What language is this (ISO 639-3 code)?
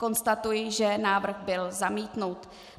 ces